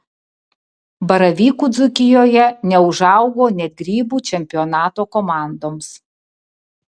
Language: Lithuanian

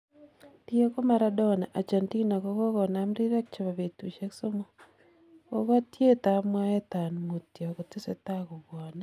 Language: Kalenjin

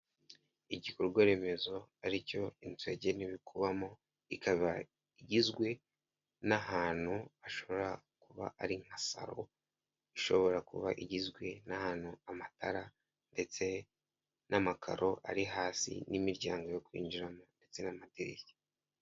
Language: Kinyarwanda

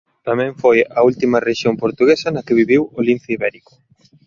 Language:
Galician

